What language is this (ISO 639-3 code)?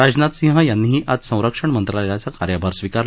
mar